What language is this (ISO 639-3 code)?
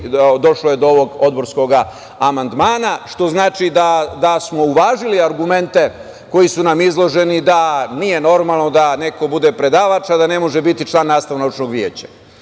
srp